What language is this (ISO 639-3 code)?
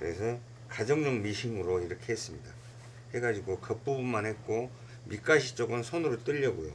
kor